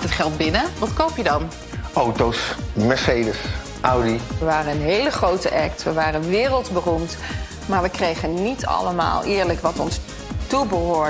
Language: Dutch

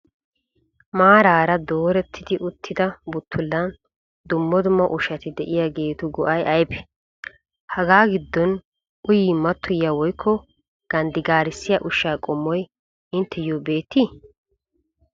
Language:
Wolaytta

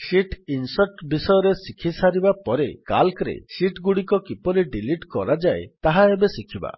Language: Odia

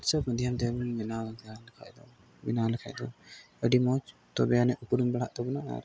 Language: Santali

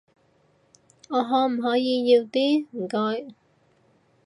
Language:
Cantonese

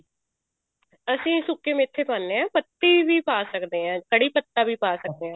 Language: Punjabi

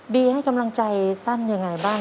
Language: Thai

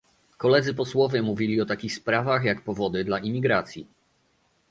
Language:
Polish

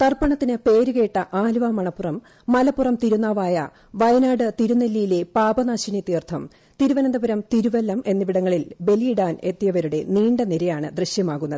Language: Malayalam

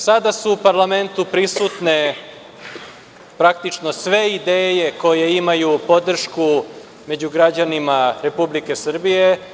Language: Serbian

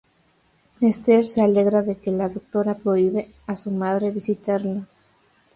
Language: Spanish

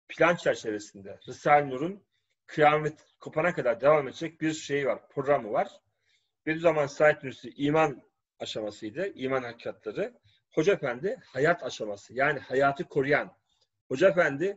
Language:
Turkish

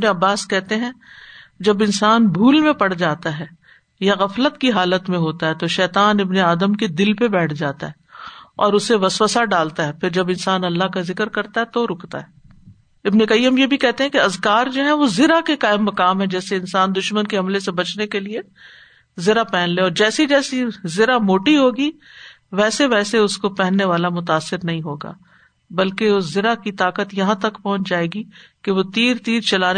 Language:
Urdu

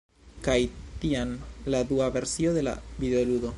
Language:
Esperanto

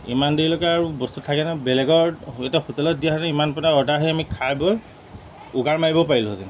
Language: Assamese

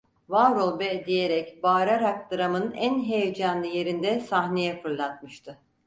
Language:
Turkish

